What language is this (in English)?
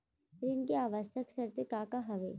Chhattisgarhi